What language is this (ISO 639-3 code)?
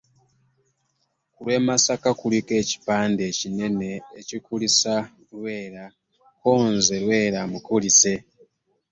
lug